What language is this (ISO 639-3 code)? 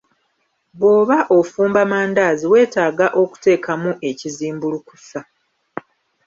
lug